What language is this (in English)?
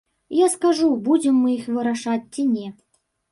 Belarusian